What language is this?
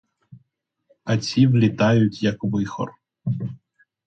Ukrainian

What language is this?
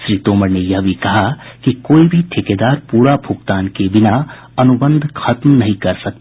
Hindi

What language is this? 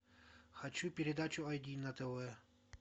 Russian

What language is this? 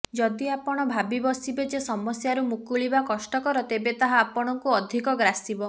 Odia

